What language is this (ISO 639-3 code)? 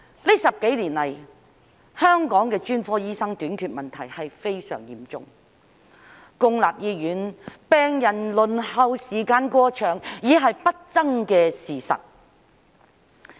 yue